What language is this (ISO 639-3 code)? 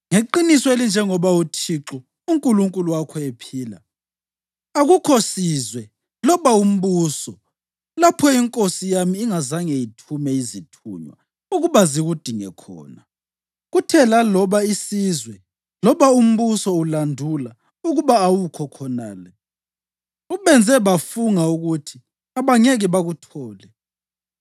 nde